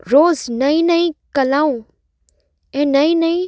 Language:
Sindhi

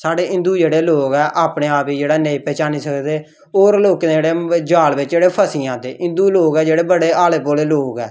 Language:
Dogri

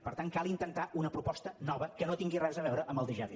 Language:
Catalan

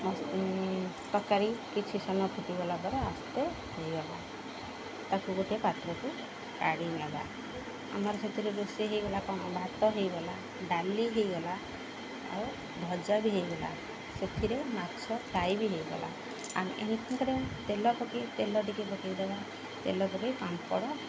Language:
Odia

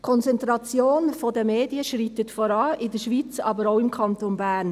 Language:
Swiss German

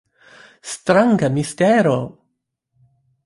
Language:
Esperanto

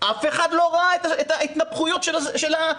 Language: Hebrew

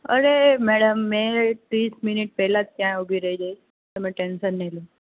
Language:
Gujarati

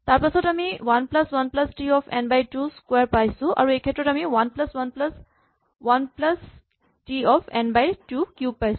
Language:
Assamese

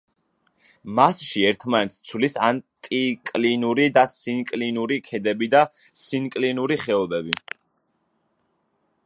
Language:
Georgian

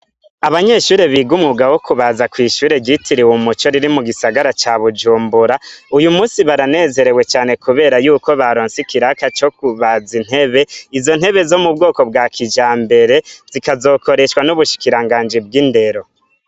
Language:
Rundi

